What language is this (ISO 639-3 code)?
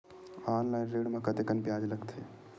hne